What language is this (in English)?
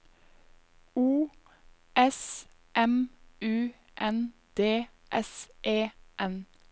Norwegian